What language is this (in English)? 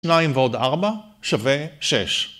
Hebrew